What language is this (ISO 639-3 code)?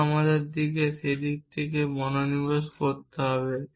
ben